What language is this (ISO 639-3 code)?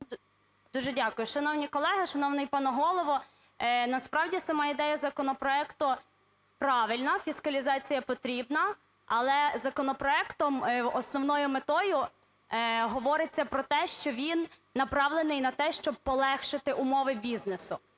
ukr